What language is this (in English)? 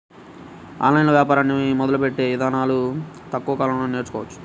Telugu